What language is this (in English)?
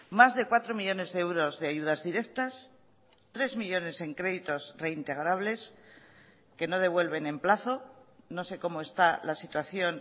Spanish